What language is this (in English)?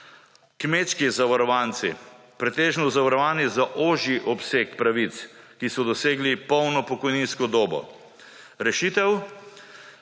Slovenian